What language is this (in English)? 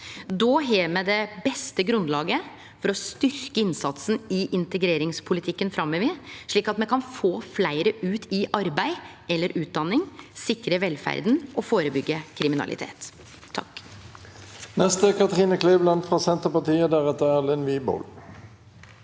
Norwegian